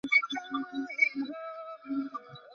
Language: Bangla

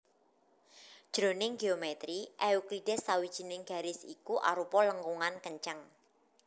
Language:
Javanese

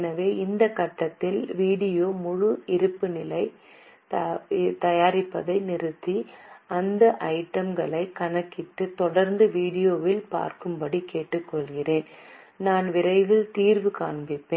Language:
Tamil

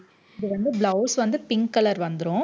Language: Tamil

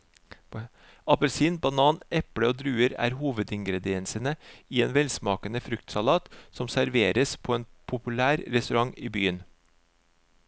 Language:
Norwegian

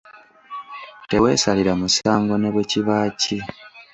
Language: Ganda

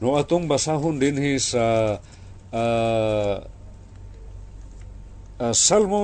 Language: Filipino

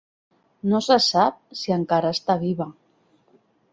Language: Catalan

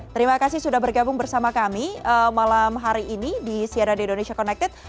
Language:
Indonesian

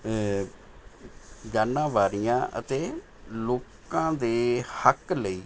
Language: Punjabi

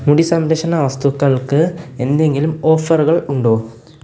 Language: Malayalam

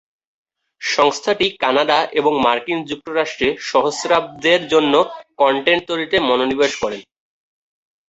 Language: Bangla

